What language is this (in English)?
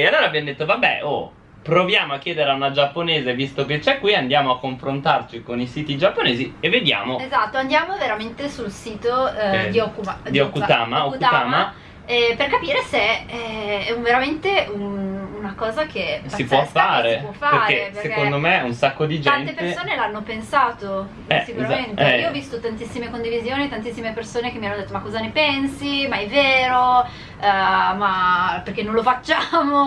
Italian